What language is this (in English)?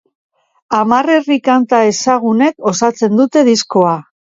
Basque